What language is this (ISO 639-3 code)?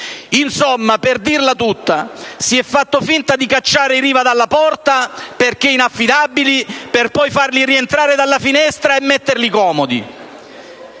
ita